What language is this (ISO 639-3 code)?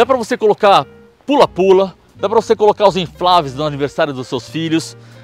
por